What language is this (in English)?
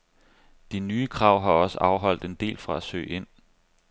Danish